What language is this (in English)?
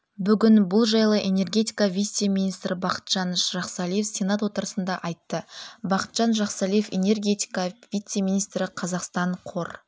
Kazakh